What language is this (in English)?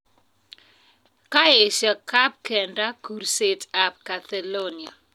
Kalenjin